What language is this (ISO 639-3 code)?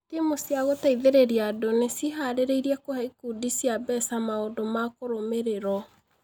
kik